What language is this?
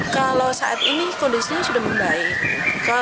Indonesian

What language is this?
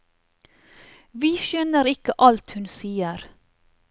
Norwegian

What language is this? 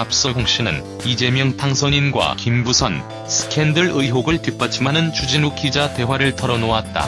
Korean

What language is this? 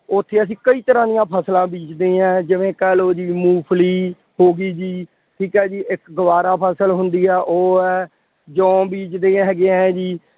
Punjabi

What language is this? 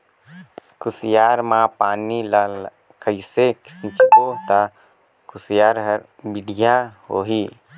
Chhattisgarhi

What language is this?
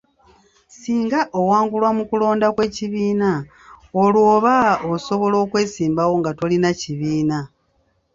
Ganda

